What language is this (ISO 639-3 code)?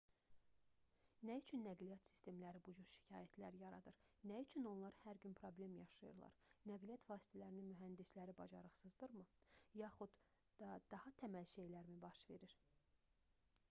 aze